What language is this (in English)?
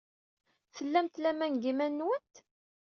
Kabyle